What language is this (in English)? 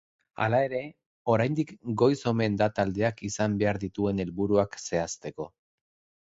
Basque